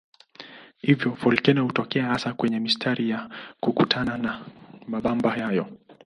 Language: Swahili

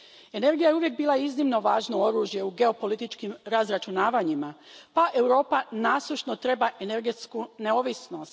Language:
Croatian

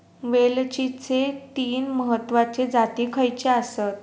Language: Marathi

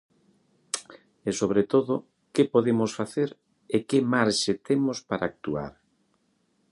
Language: Galician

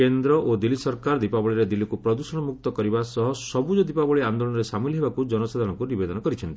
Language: Odia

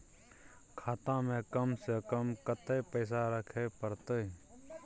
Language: Maithili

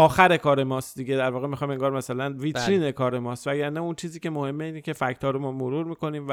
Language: Persian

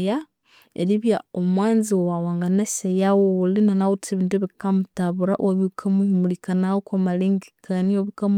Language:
Konzo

